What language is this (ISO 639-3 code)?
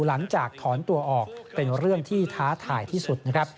tha